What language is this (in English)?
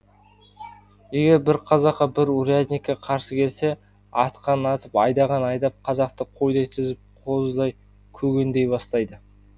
Kazakh